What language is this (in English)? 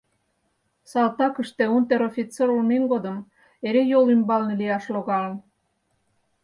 Mari